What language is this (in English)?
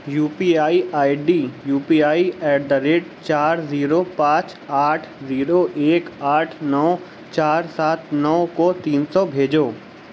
Urdu